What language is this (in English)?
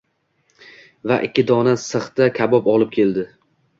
Uzbek